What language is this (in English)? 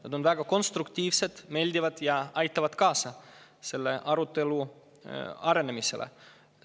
Estonian